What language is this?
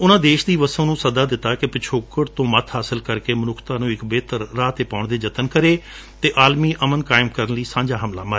Punjabi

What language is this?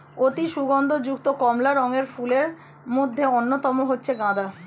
Bangla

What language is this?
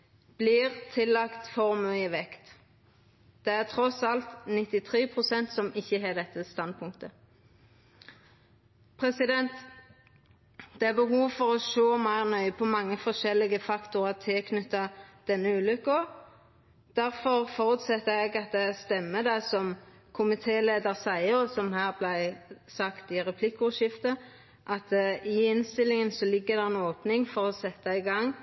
Norwegian Nynorsk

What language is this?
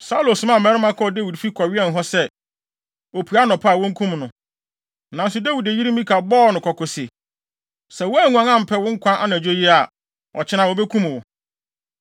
Akan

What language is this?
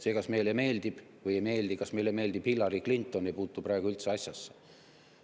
Estonian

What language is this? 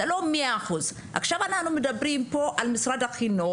Hebrew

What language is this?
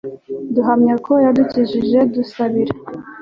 Kinyarwanda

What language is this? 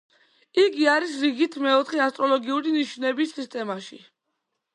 Georgian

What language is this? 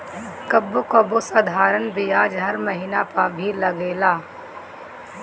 Bhojpuri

